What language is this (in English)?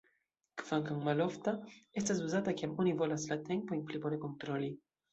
Esperanto